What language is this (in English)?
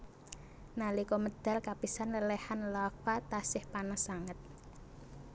Javanese